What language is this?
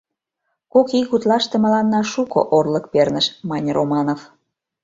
Mari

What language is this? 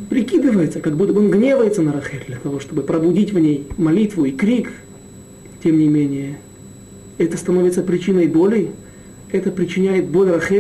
Russian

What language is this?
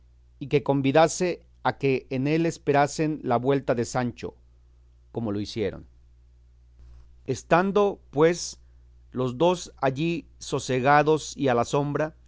Spanish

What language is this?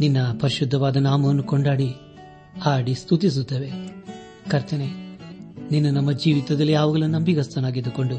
Kannada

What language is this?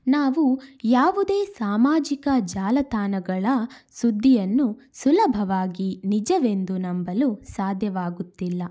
Kannada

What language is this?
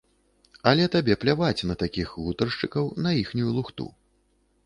Belarusian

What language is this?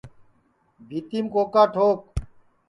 Sansi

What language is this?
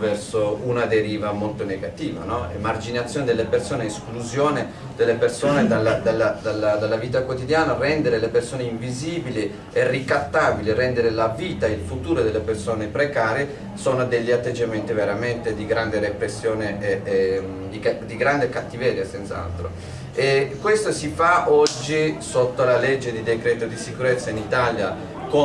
Italian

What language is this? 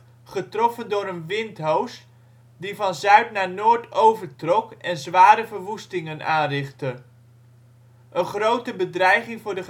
Dutch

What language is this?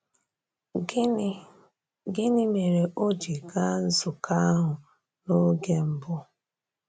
Igbo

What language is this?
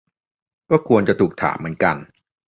Thai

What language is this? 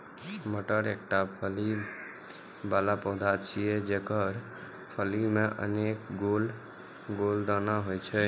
Maithili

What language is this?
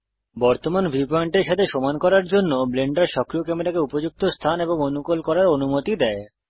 Bangla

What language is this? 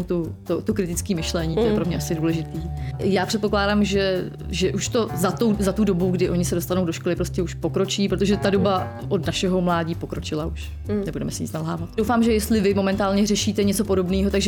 Czech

